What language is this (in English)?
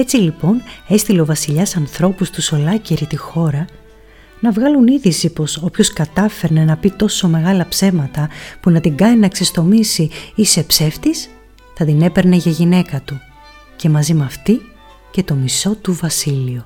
Greek